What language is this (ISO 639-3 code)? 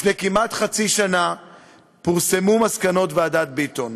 heb